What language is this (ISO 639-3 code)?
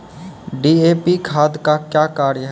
mai